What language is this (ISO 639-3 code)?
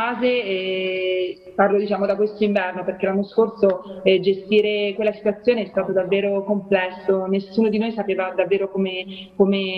ita